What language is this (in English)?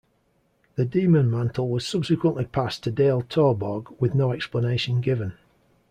English